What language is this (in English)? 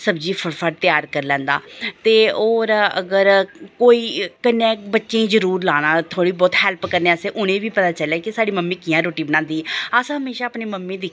Dogri